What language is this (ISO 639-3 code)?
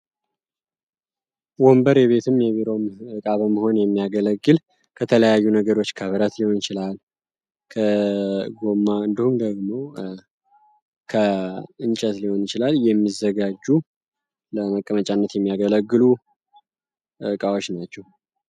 amh